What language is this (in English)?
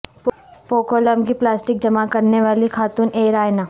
Urdu